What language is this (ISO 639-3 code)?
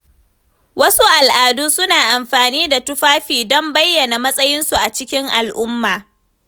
hau